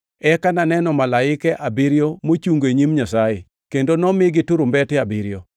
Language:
Luo (Kenya and Tanzania)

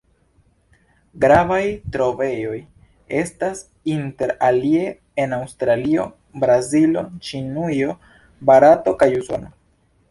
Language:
Esperanto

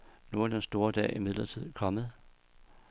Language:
Danish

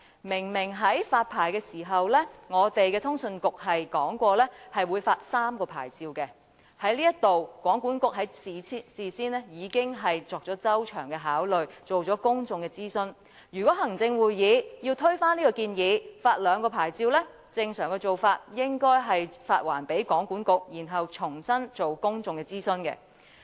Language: Cantonese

